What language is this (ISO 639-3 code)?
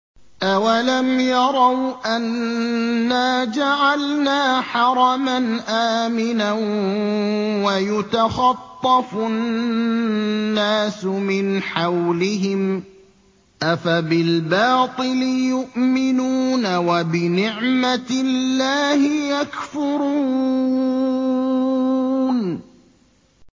ara